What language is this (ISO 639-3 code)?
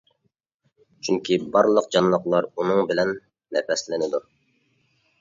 uig